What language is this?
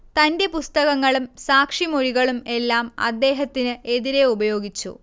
Malayalam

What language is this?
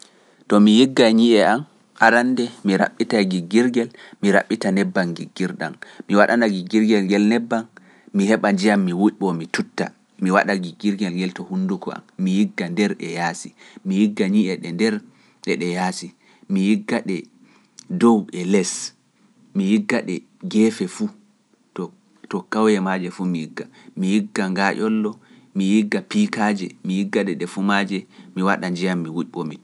Pular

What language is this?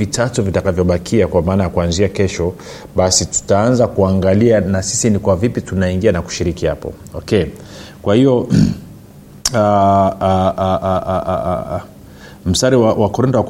Swahili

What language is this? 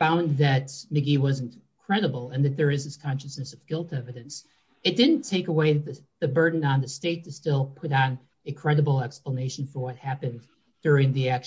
English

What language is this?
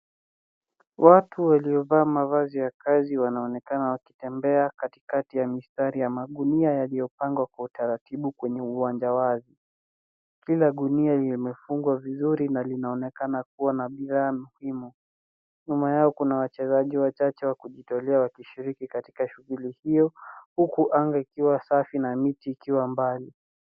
Swahili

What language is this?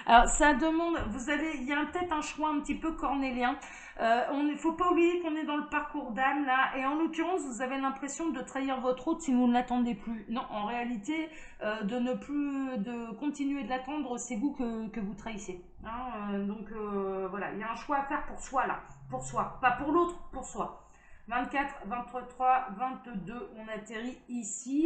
French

